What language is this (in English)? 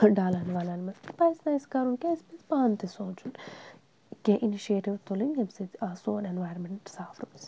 Kashmiri